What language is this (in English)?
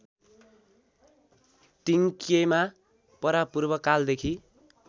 Nepali